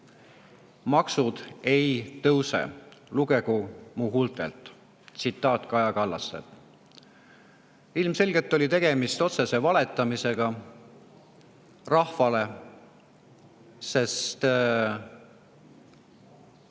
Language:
Estonian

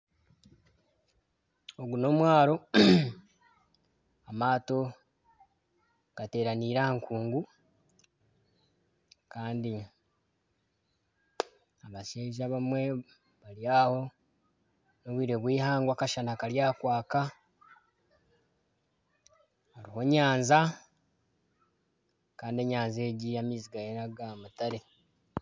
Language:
Nyankole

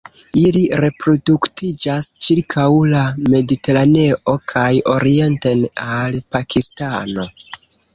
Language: Esperanto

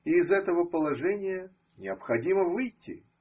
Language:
Russian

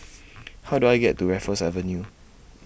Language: English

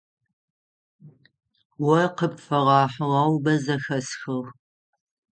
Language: Adyghe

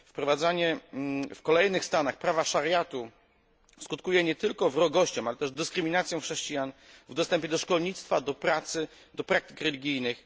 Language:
Polish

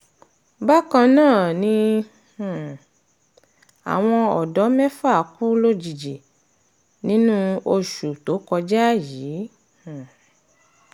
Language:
Yoruba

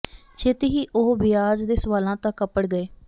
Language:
Punjabi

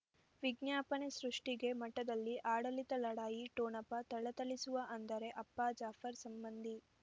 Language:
Kannada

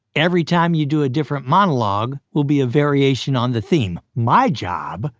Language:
English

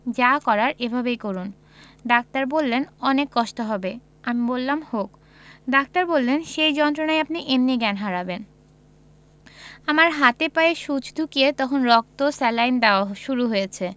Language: Bangla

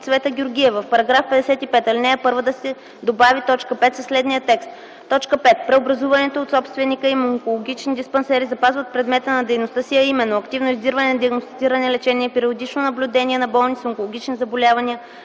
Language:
Bulgarian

